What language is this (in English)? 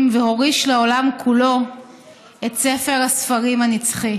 Hebrew